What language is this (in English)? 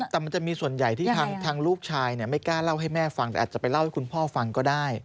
Thai